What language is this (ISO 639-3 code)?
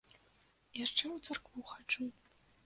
bel